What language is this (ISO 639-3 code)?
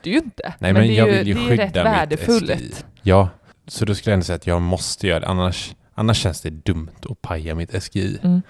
swe